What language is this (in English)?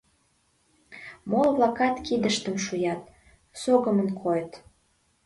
Mari